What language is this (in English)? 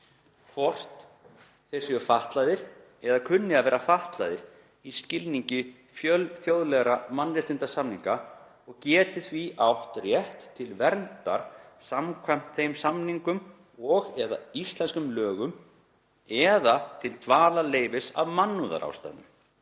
Icelandic